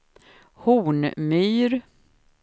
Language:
Swedish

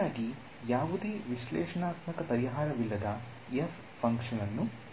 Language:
Kannada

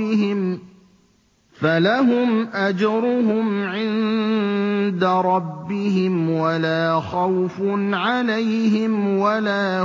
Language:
Arabic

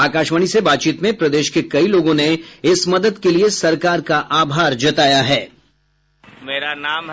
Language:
Hindi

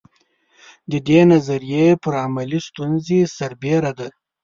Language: Pashto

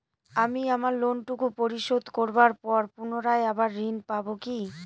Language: Bangla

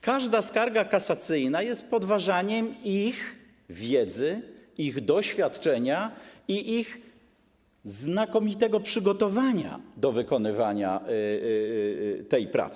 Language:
Polish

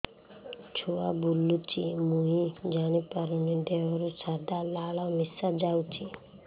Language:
Odia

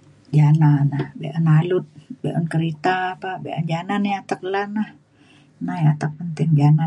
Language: Mainstream Kenyah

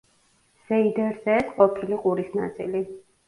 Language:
Georgian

